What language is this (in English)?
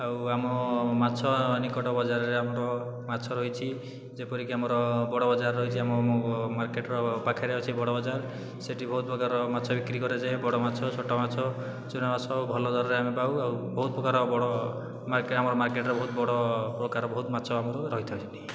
Odia